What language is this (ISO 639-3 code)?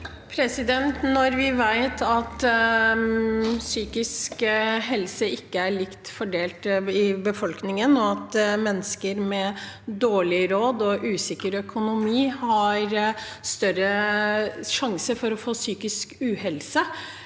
nor